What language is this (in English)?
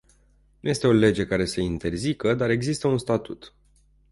Romanian